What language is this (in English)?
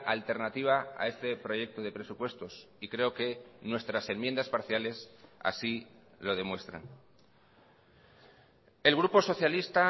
Spanish